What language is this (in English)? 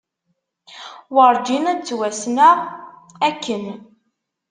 Kabyle